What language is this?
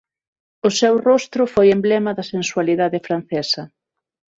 Galician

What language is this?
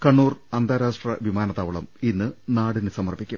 Malayalam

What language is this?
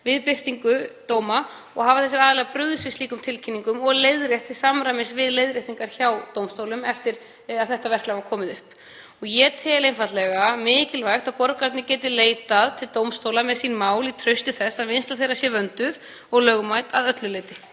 Icelandic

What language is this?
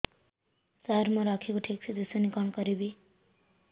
Odia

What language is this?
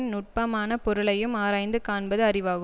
Tamil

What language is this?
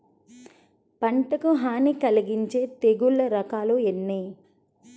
Telugu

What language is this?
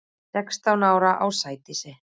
Icelandic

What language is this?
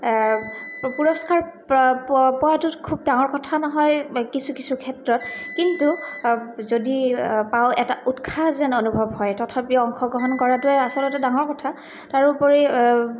Assamese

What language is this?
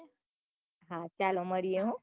Gujarati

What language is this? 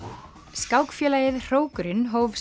Icelandic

